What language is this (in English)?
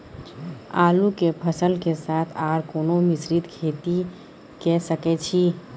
Maithili